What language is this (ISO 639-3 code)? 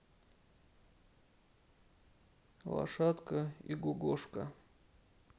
rus